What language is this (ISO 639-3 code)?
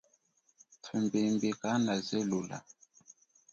cjk